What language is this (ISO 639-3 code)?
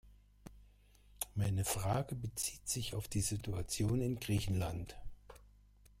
deu